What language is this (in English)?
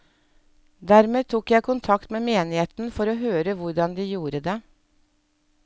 Norwegian